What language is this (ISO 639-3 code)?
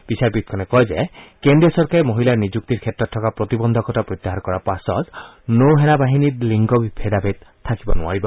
asm